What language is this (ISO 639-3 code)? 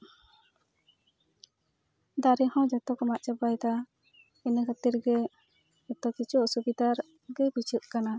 sat